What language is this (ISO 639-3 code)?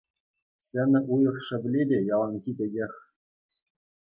chv